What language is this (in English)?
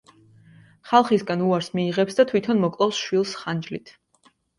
Georgian